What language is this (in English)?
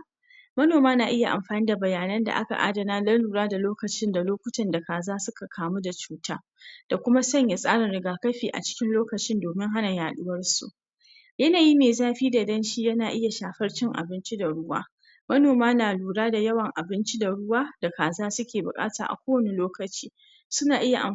Hausa